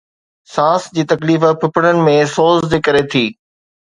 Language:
Sindhi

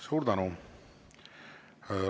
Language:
Estonian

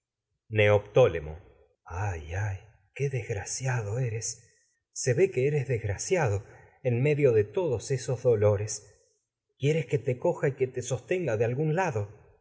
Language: Spanish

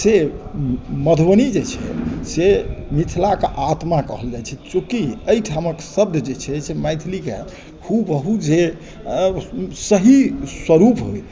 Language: Maithili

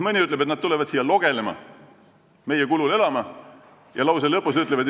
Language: Estonian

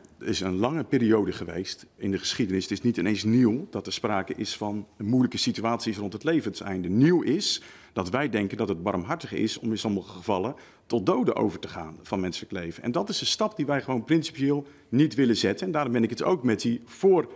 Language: Dutch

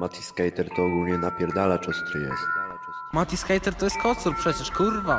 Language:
Polish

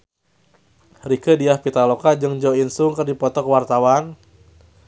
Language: Sundanese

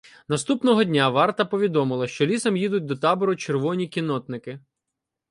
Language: Ukrainian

